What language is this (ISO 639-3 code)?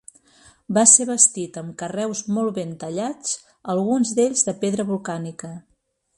cat